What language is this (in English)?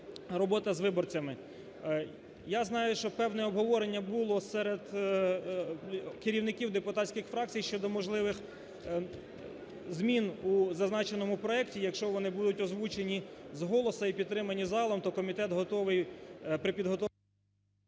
Ukrainian